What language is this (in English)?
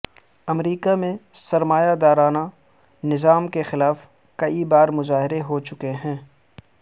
Urdu